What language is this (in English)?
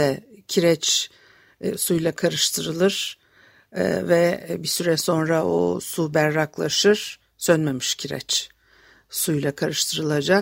Turkish